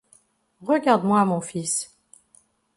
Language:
French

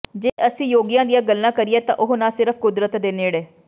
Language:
Punjabi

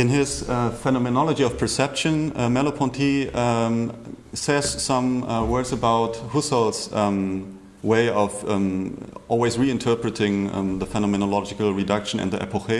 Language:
English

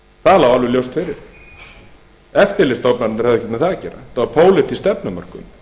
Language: Icelandic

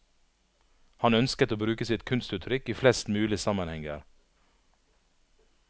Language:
Norwegian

